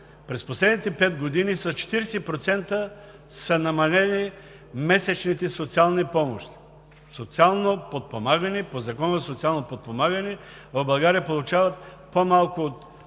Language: Bulgarian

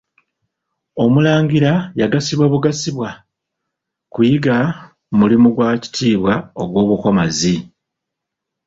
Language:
Ganda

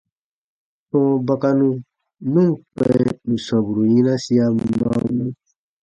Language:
Baatonum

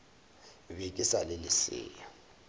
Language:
Northern Sotho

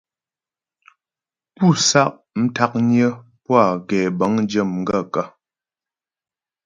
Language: Ghomala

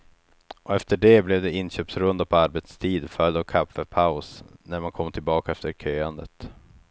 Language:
Swedish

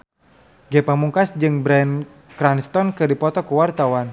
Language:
Sundanese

